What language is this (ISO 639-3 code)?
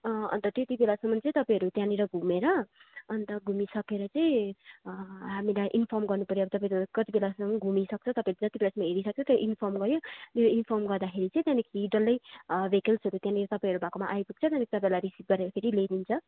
nep